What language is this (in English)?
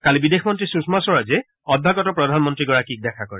Assamese